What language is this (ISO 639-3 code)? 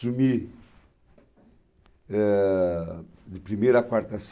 por